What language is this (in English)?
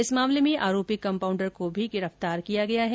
Hindi